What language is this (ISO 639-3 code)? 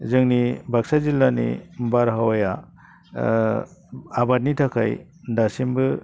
brx